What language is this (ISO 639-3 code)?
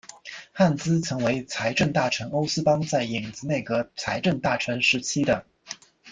zho